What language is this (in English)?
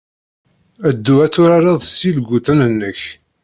Kabyle